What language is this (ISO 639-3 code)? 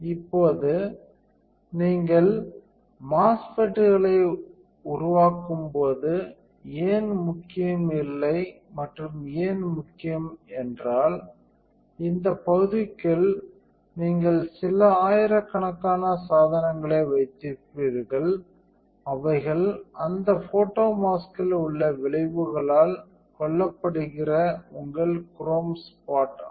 tam